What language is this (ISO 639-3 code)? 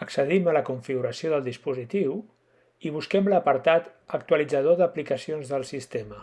cat